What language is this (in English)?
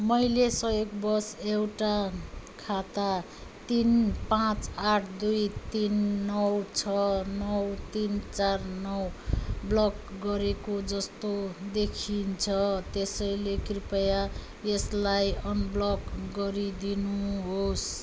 Nepali